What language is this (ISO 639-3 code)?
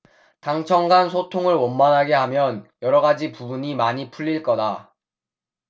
kor